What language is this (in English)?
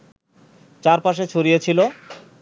Bangla